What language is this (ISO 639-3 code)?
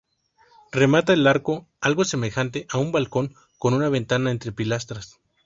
spa